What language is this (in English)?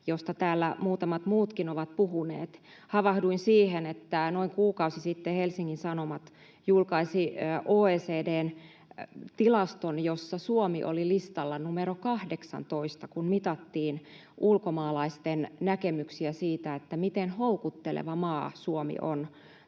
Finnish